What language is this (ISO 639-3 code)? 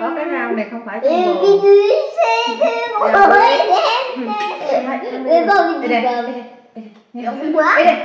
vie